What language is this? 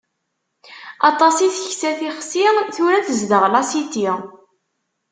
Kabyle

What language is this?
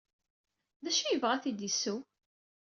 Kabyle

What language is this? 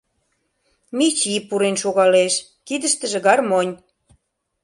Mari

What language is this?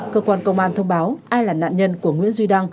Vietnamese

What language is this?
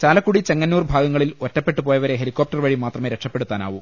Malayalam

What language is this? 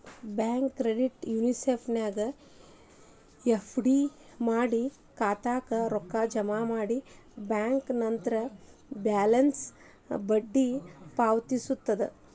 Kannada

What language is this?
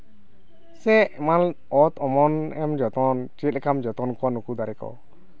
Santali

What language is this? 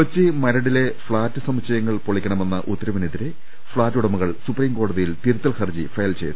Malayalam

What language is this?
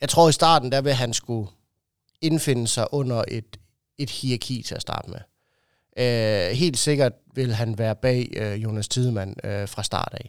Danish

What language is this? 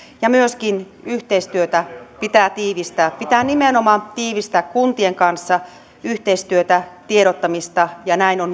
Finnish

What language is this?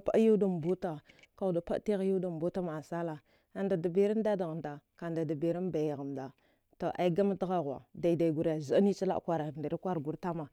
Dghwede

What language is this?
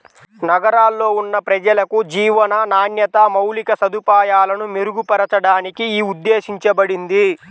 Telugu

